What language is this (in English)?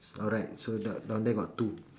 English